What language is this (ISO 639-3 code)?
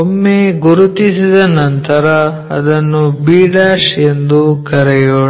kan